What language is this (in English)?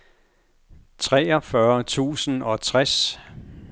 Danish